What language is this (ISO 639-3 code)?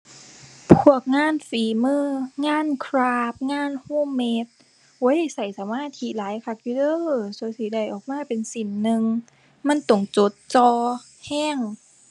tha